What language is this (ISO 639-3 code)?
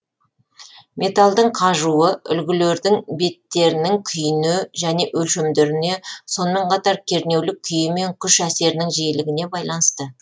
kaz